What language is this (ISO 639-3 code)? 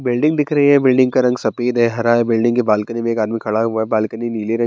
hin